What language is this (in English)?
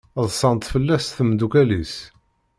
Kabyle